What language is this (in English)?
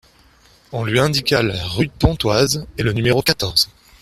French